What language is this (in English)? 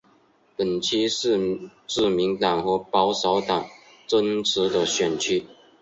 Chinese